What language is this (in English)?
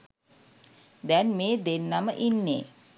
Sinhala